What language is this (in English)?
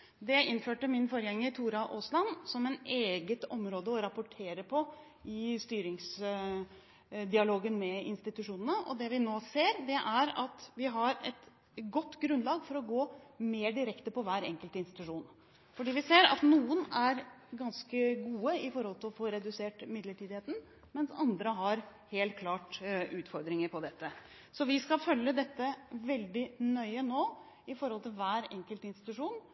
Norwegian Bokmål